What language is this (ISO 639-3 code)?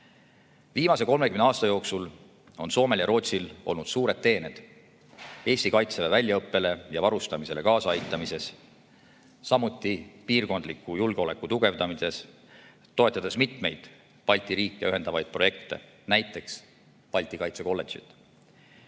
est